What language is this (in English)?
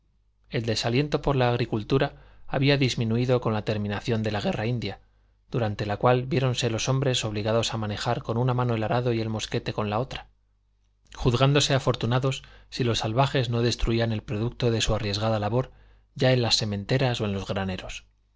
Spanish